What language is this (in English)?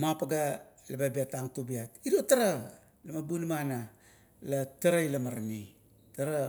Kuot